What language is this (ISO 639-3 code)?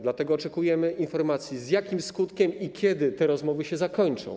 pol